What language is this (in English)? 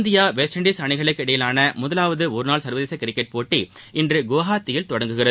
Tamil